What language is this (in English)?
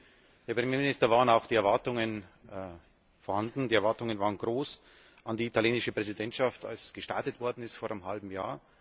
German